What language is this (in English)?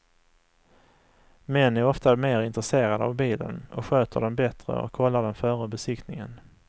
Swedish